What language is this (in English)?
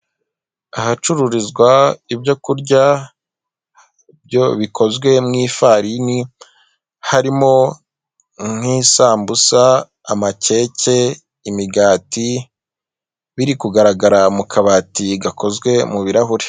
Kinyarwanda